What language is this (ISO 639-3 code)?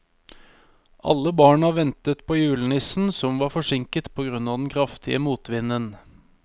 nor